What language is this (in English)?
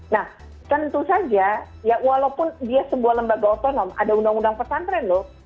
Indonesian